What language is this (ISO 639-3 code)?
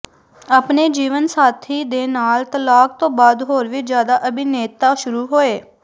pan